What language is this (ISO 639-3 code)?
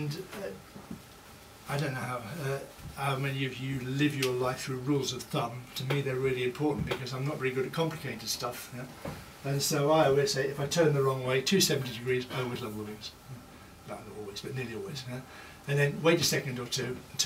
eng